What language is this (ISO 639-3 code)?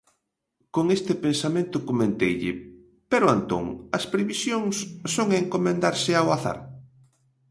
glg